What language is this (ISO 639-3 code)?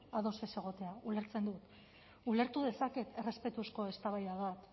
eus